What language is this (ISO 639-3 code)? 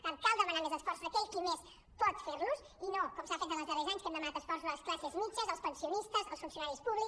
cat